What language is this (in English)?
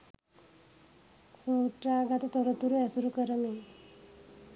Sinhala